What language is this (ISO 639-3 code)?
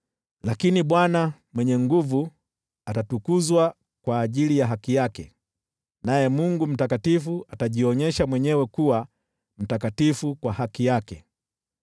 swa